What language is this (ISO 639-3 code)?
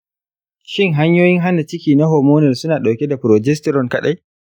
hau